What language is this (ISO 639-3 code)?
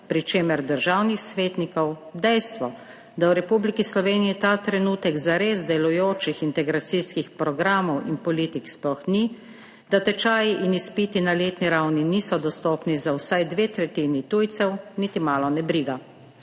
slv